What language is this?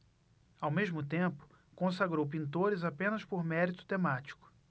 Portuguese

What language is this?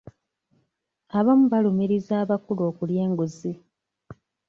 Ganda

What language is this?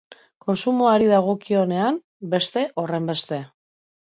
Basque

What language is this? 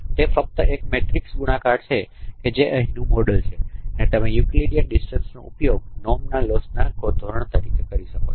Gujarati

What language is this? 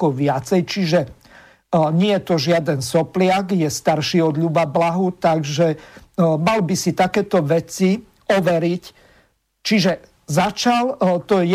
Slovak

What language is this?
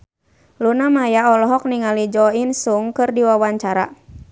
Sundanese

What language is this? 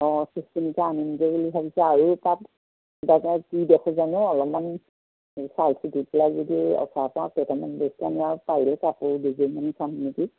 Assamese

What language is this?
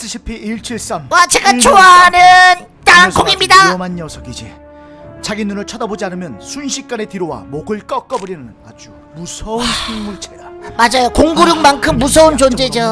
Korean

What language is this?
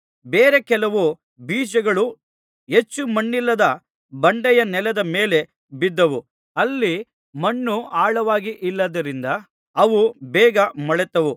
Kannada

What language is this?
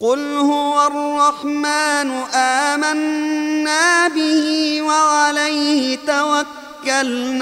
Arabic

